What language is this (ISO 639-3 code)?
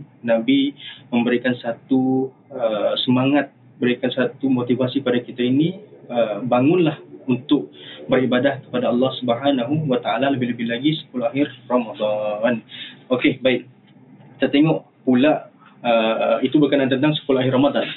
msa